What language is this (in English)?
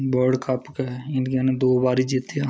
Dogri